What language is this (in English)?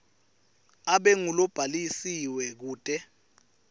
Swati